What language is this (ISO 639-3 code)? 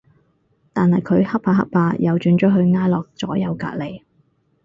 yue